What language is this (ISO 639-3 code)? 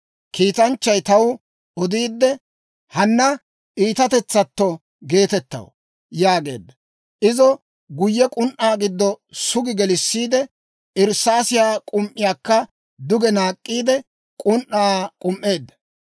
dwr